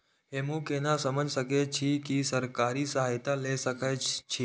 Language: Maithili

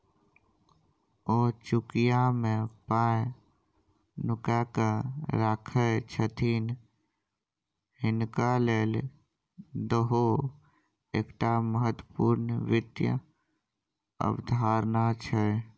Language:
Maithili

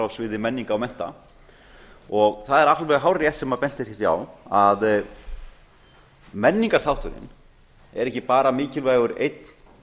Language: Icelandic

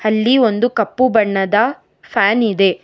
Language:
Kannada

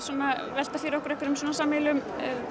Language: Icelandic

